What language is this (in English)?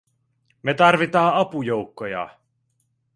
Finnish